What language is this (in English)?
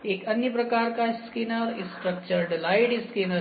Hindi